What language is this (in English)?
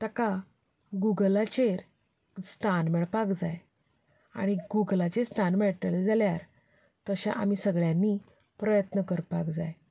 Konkani